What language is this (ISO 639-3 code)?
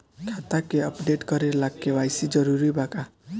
bho